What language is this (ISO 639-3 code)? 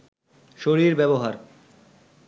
ben